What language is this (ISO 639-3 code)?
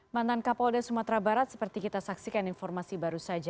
ind